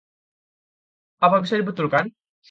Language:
Indonesian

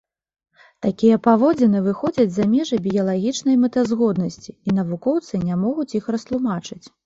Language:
Belarusian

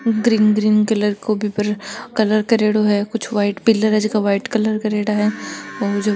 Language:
Marwari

